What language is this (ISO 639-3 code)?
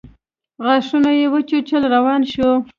pus